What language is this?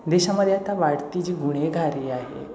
Marathi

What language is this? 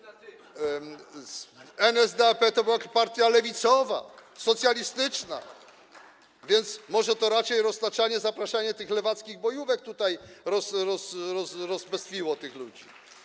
Polish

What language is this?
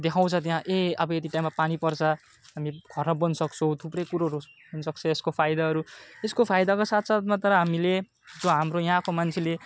Nepali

